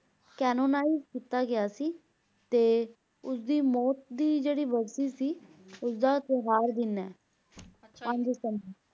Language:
Punjabi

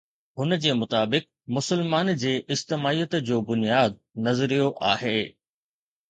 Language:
Sindhi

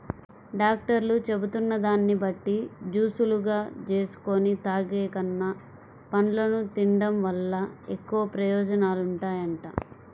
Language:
Telugu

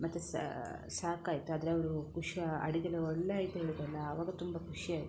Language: Kannada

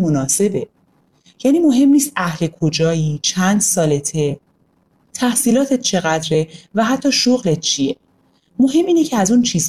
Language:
Persian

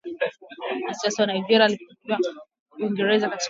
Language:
Swahili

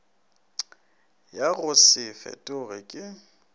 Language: Northern Sotho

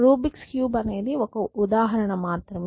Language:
Telugu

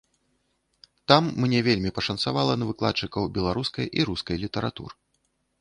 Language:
Belarusian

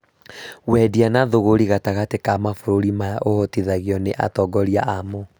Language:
Kikuyu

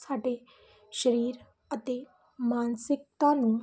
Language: Punjabi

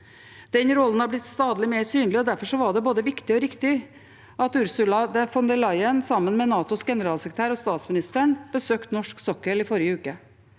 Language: Norwegian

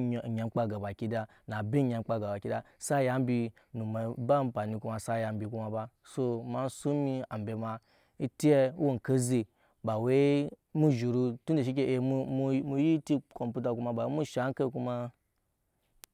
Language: Nyankpa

